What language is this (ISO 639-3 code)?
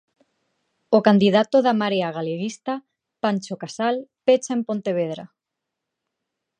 glg